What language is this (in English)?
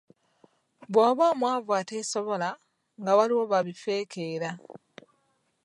Ganda